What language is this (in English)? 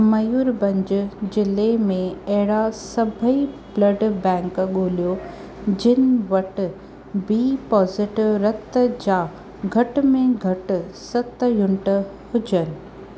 Sindhi